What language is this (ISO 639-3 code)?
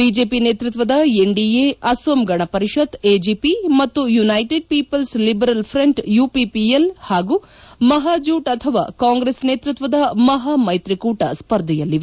kan